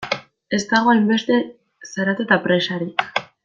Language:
Basque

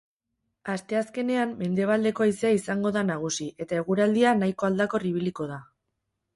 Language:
Basque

